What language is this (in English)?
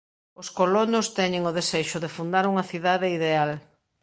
Galician